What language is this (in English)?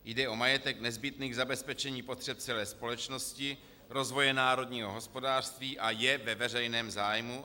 Czech